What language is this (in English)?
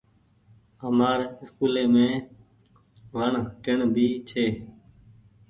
Goaria